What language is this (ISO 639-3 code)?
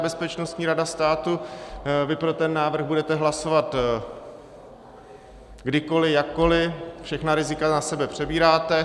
ces